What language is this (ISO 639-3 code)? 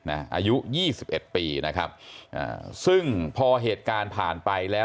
tha